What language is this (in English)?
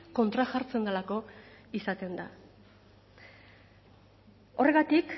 Basque